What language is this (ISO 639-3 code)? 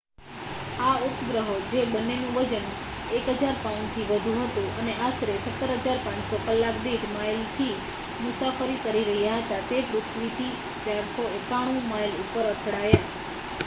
guj